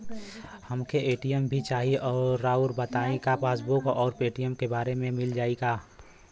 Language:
Bhojpuri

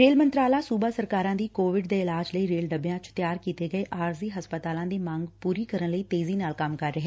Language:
Punjabi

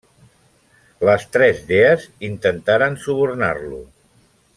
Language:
Catalan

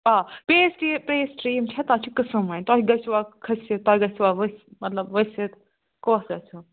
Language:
Kashmiri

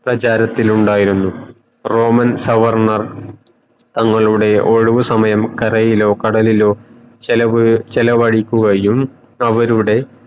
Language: Malayalam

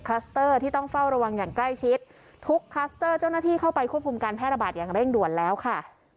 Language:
Thai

